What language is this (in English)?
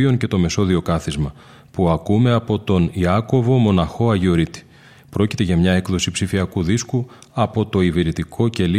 Greek